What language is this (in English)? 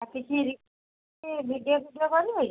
Odia